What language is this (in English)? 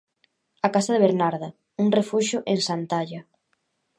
Galician